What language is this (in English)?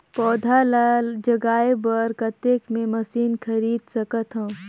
Chhattisgarhi